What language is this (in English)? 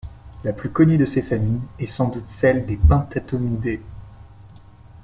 French